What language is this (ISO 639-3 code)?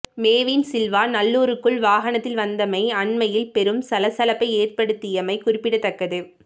tam